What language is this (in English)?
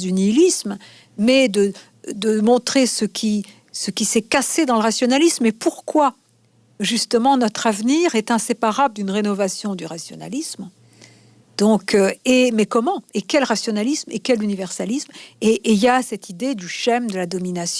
French